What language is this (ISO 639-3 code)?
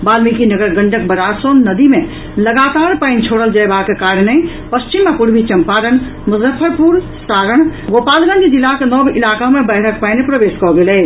mai